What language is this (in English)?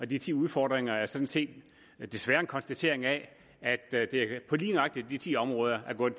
Danish